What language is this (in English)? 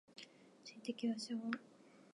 Japanese